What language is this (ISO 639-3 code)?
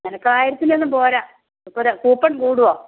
mal